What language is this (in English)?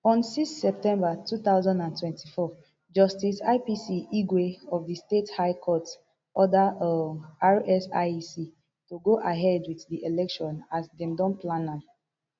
Nigerian Pidgin